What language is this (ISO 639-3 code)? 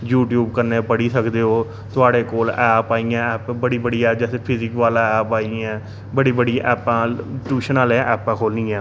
doi